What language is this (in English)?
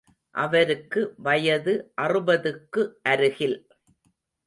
Tamil